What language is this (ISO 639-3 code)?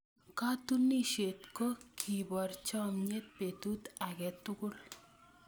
kln